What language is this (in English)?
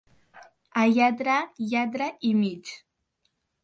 Catalan